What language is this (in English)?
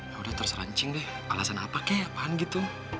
Indonesian